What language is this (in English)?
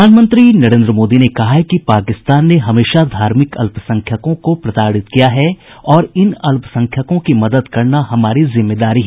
Hindi